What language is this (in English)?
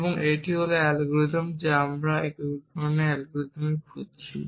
Bangla